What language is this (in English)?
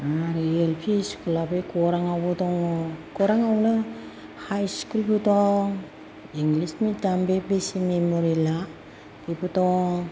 Bodo